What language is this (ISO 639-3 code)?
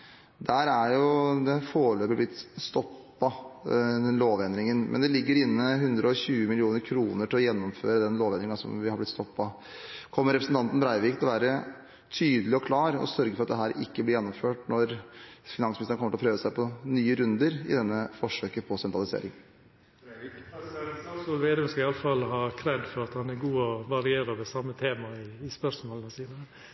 nor